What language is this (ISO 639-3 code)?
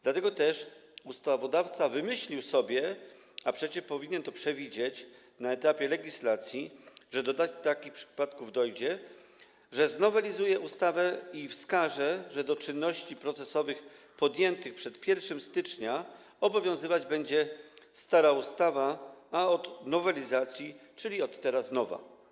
pol